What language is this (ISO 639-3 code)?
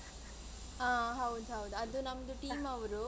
kan